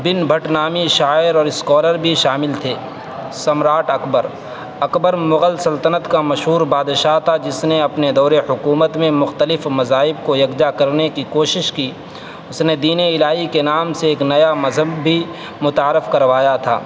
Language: Urdu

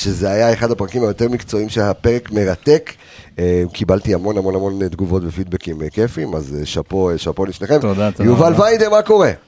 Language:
Hebrew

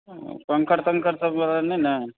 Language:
Maithili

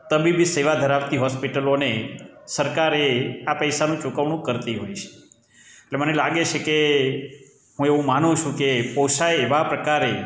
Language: Gujarati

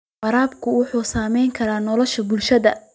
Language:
Somali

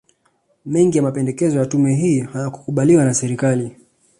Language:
Swahili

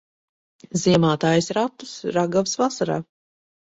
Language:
Latvian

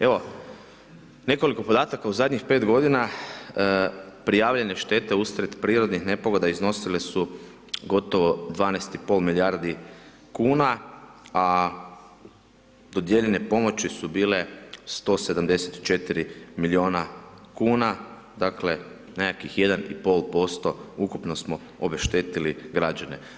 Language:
Croatian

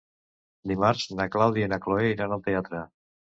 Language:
Catalan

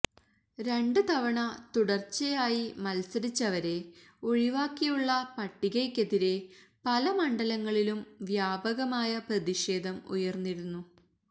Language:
Malayalam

